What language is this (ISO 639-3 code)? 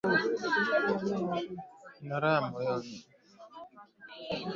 swa